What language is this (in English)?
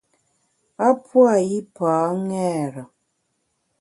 Bamun